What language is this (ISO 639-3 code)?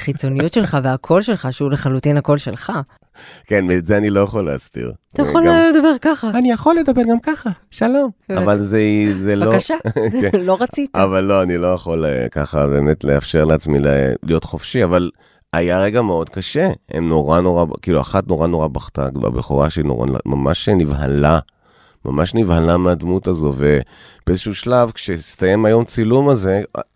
heb